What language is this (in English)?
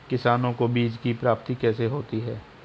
Hindi